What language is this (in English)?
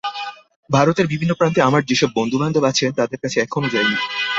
Bangla